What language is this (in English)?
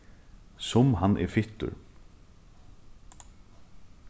Faroese